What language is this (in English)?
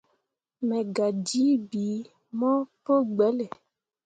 Mundang